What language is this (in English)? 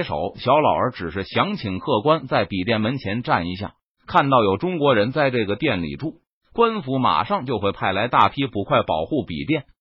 Chinese